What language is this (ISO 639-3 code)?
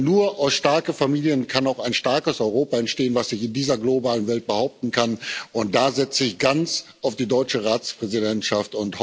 deu